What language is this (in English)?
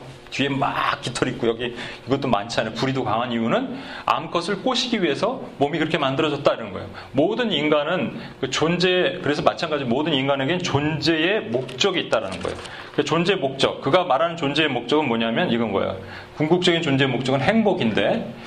Korean